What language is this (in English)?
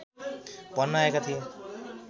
Nepali